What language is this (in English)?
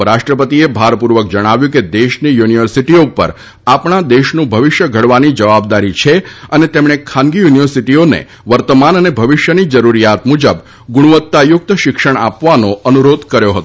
Gujarati